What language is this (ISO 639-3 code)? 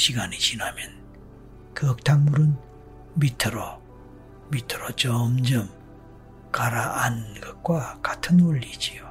kor